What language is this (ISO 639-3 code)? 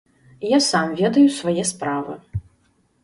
bel